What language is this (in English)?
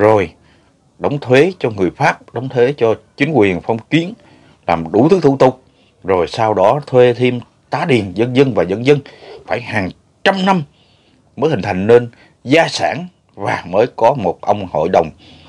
Vietnamese